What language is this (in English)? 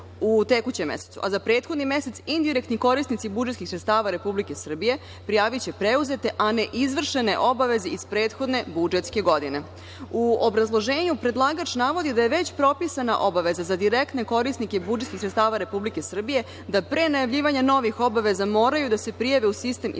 Serbian